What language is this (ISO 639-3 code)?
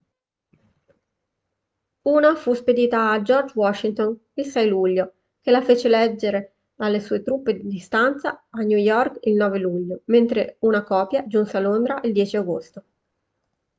ita